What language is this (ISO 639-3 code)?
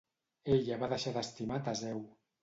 cat